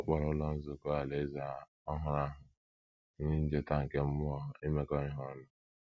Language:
Igbo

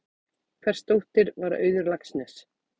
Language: Icelandic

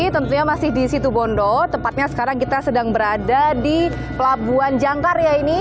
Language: Indonesian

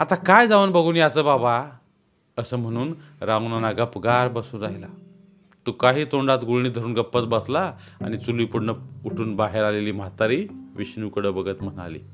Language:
Marathi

